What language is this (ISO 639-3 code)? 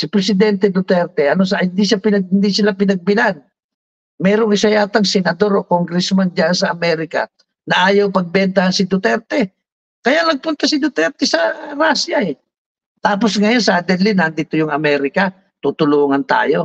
fil